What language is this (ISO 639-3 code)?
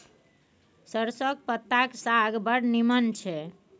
mai